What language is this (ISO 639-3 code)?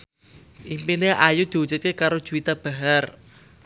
jav